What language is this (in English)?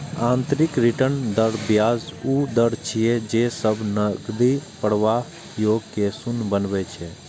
Maithili